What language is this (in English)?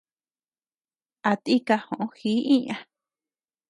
Tepeuxila Cuicatec